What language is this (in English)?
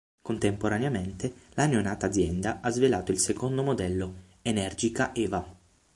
Italian